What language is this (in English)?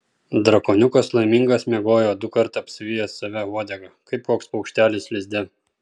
Lithuanian